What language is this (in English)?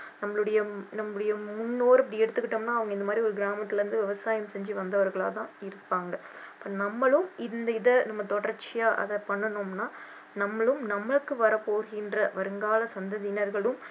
Tamil